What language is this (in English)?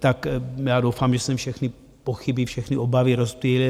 Czech